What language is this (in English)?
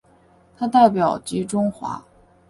Chinese